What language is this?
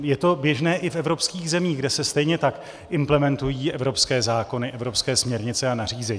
Czech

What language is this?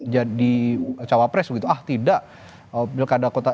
Indonesian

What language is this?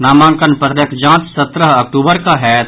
Maithili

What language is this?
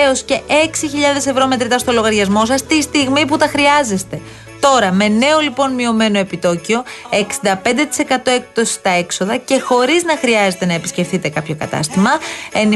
Greek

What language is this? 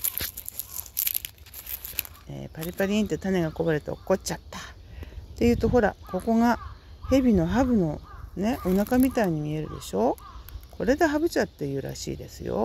Japanese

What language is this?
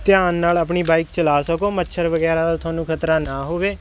Punjabi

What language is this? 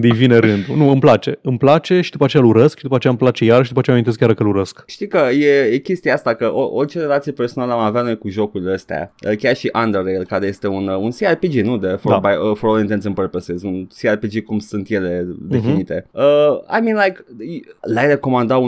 Romanian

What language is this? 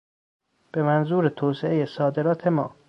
Persian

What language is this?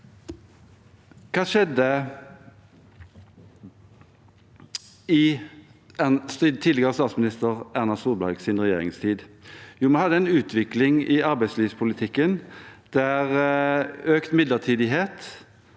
Norwegian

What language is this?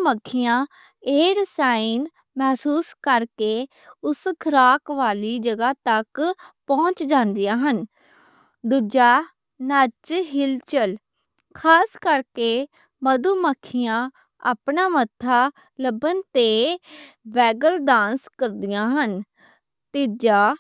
Western Panjabi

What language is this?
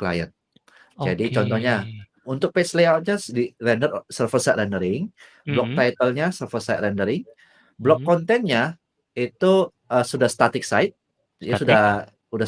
Indonesian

